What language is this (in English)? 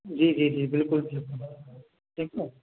Urdu